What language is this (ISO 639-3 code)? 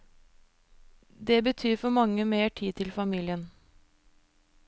nor